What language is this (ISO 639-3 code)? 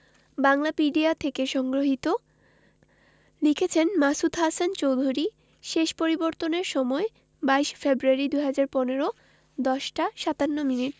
ben